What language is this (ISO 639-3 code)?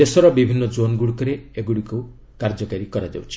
ori